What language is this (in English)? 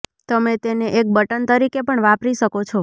Gujarati